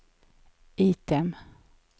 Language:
Swedish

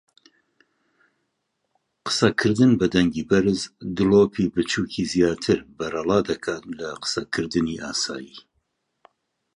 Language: Central Kurdish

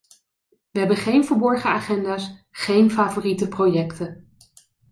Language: Dutch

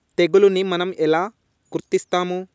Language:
Telugu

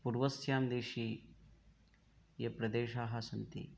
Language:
Sanskrit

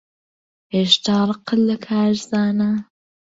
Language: Central Kurdish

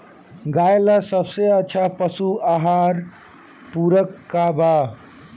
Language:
Bhojpuri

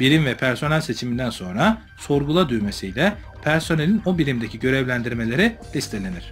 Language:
Turkish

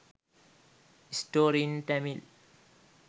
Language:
Sinhala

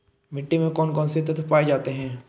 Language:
Hindi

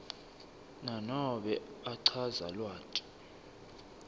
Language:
Swati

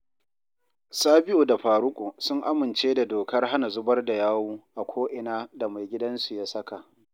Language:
Hausa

